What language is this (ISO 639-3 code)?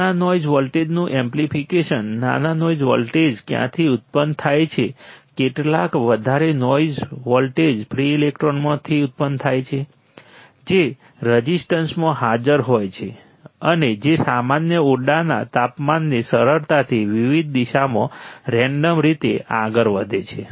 guj